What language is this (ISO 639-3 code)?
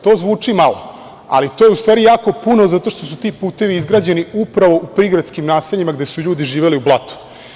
srp